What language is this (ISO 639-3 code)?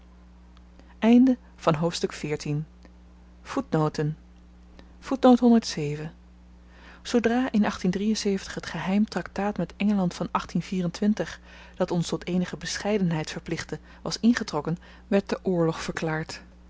nld